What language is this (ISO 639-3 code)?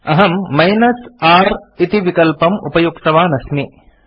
san